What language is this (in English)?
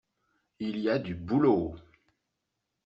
French